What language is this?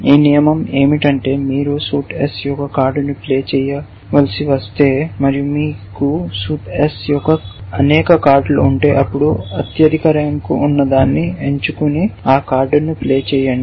Telugu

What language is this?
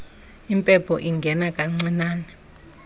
Xhosa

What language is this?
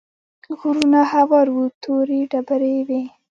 Pashto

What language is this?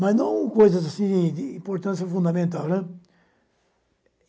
Portuguese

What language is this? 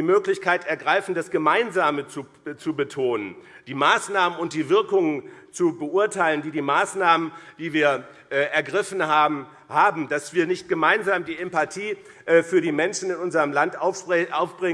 German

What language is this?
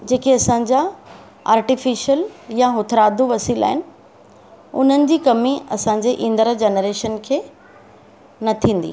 Sindhi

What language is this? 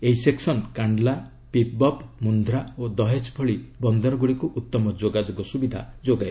Odia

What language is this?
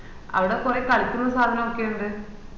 Malayalam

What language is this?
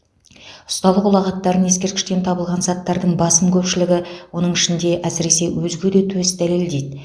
Kazakh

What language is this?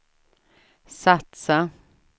Swedish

